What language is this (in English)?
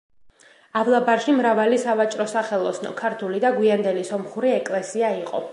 Georgian